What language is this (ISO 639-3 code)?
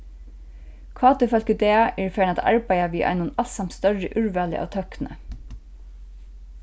fao